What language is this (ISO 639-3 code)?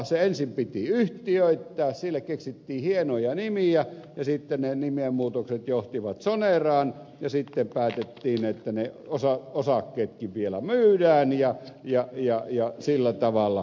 fin